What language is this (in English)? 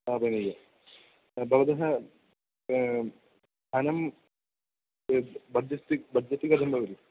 Sanskrit